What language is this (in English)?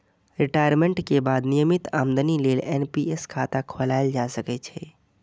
Maithili